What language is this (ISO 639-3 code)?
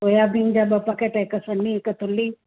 snd